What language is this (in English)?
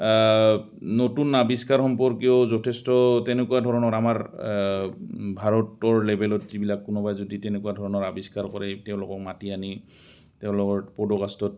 Assamese